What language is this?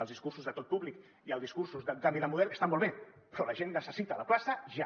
Catalan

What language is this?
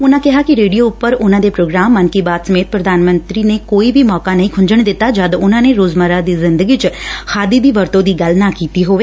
Punjabi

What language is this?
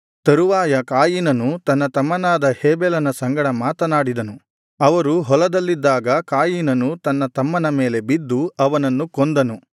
Kannada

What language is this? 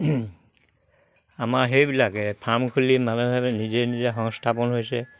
Assamese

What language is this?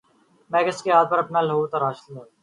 Urdu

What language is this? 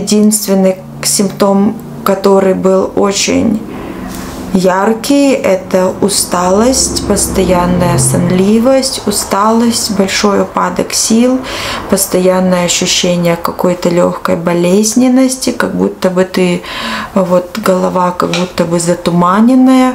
Russian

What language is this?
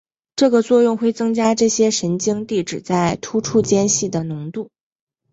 Chinese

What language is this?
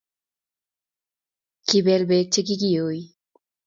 Kalenjin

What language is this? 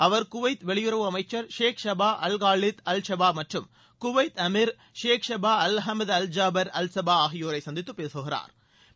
Tamil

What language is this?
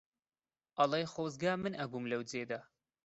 Central Kurdish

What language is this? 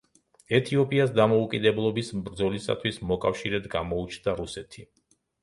Georgian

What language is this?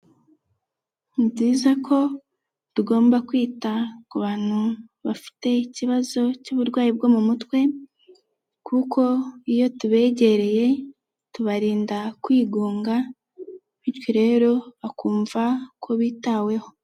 Kinyarwanda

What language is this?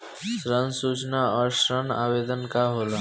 Bhojpuri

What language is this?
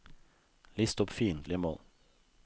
Norwegian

